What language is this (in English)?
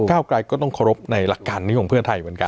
Thai